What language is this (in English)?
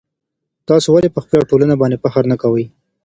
Pashto